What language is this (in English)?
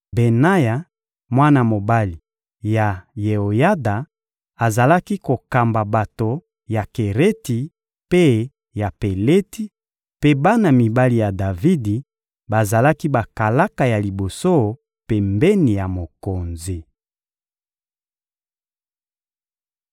Lingala